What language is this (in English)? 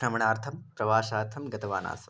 Sanskrit